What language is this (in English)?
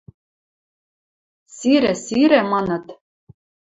Western Mari